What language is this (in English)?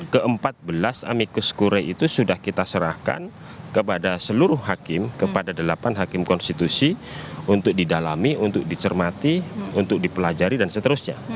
Indonesian